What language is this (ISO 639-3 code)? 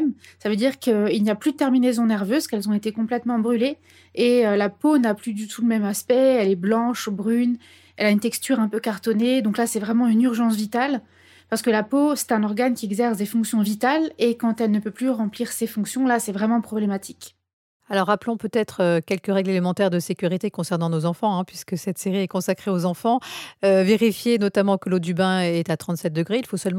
fra